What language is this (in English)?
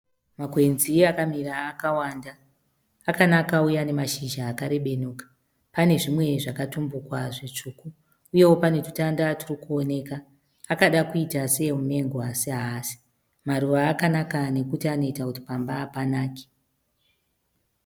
Shona